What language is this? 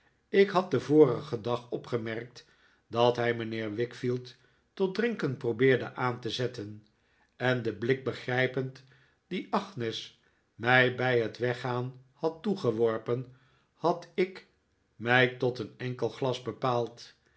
Dutch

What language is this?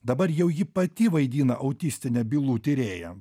Lithuanian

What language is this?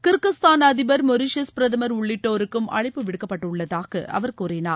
Tamil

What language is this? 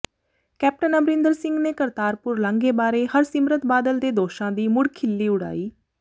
Punjabi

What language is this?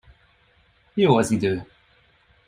Hungarian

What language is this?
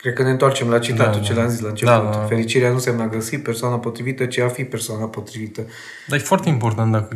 Romanian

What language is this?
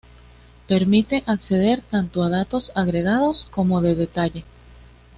Spanish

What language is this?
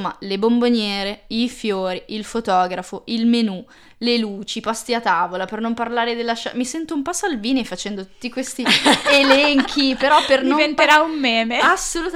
Italian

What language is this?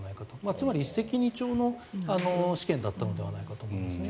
Japanese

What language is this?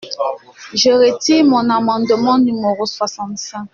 French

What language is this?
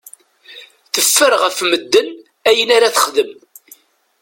Kabyle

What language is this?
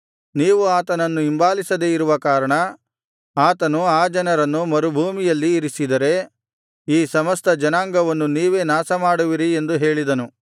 Kannada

